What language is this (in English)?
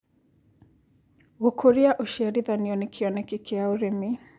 Kikuyu